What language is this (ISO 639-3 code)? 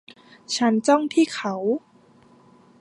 tha